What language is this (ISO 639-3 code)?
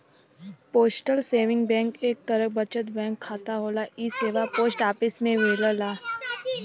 bho